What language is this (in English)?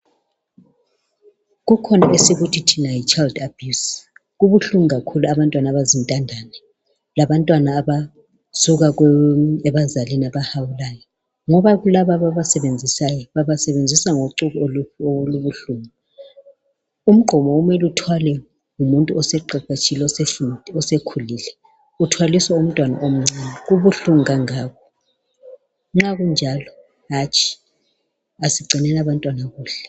North Ndebele